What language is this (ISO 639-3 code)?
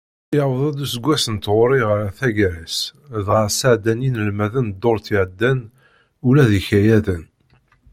kab